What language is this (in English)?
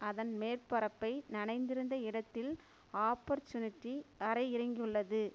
Tamil